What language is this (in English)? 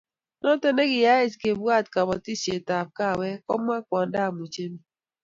Kalenjin